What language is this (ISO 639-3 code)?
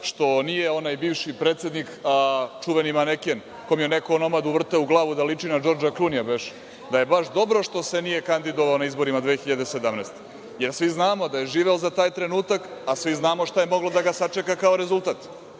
srp